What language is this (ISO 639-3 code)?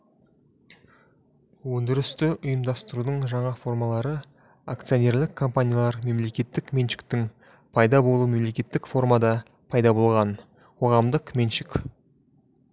kaz